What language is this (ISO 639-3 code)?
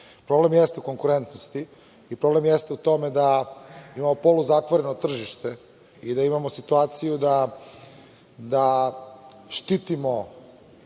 srp